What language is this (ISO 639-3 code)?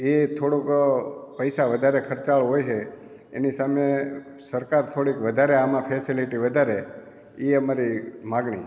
guj